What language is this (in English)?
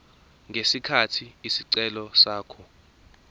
Zulu